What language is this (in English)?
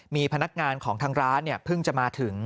Thai